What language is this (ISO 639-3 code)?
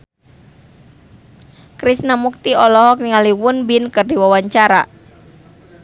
sun